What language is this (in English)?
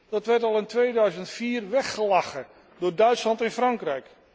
Dutch